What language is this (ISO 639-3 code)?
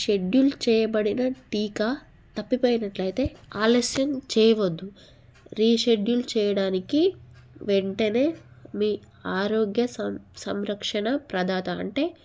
tel